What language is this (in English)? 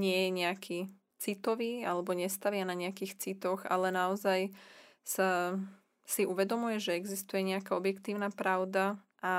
Slovak